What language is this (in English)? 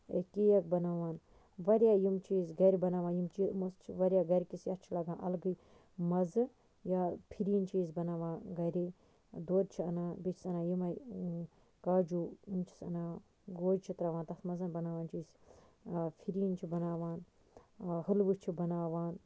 Kashmiri